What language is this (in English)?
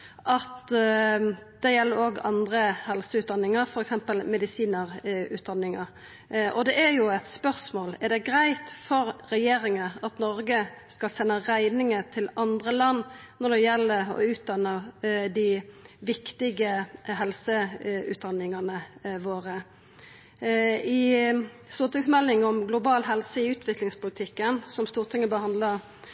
Norwegian Nynorsk